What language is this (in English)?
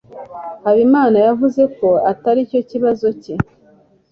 Kinyarwanda